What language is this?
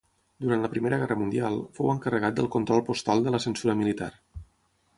Catalan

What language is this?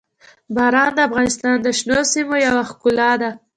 Pashto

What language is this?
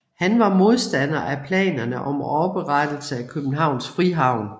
Danish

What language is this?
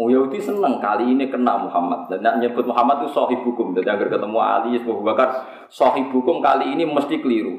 Indonesian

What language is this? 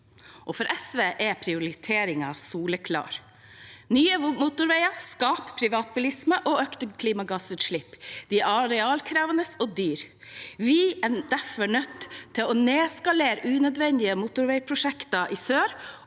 Norwegian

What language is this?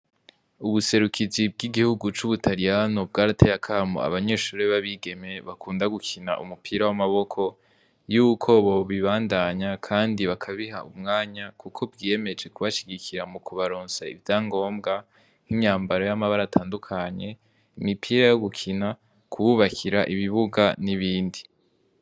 Rundi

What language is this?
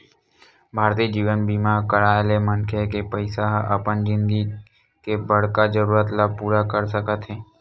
Chhattisgarhi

